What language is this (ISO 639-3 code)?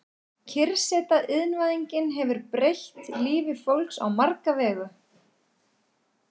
isl